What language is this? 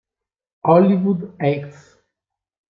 Italian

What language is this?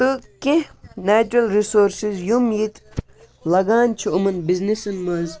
Kashmiri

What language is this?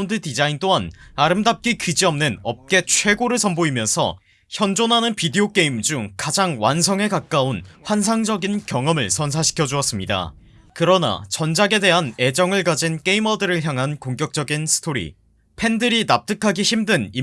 Korean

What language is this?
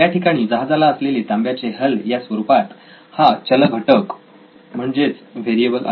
Marathi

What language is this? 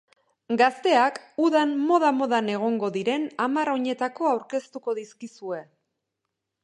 Basque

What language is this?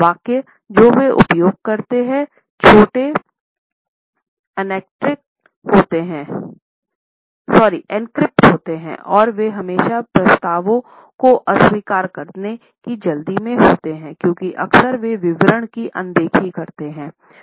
Hindi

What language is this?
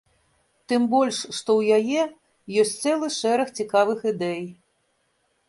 Belarusian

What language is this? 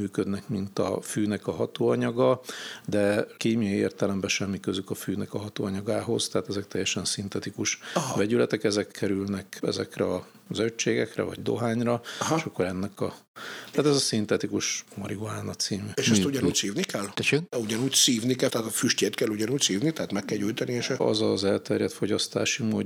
Hungarian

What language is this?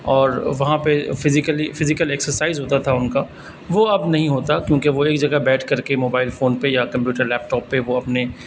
Urdu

